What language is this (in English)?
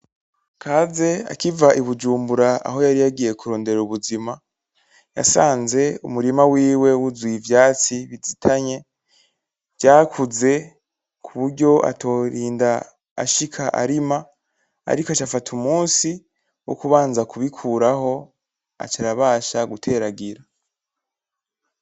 Rundi